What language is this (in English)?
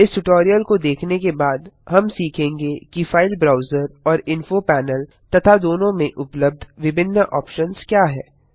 Hindi